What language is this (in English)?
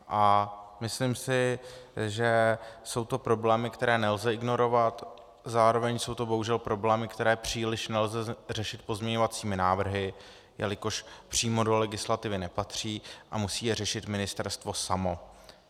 Czech